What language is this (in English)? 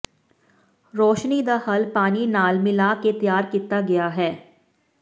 Punjabi